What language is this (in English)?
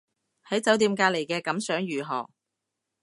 Cantonese